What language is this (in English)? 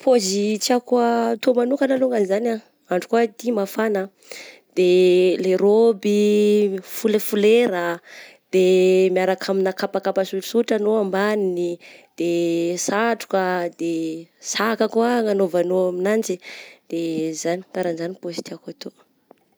Southern Betsimisaraka Malagasy